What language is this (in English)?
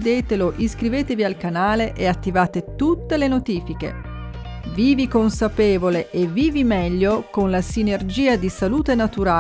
Italian